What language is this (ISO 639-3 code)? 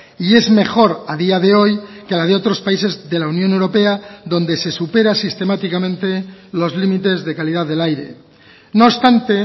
spa